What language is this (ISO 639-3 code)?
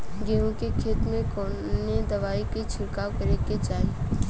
bho